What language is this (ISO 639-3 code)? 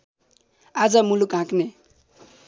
nep